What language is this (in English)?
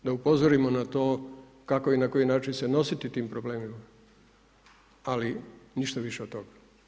Croatian